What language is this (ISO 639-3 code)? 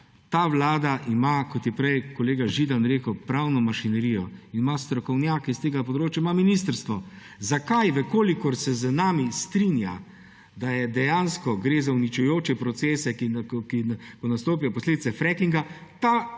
slv